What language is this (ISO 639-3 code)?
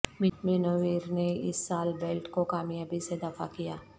urd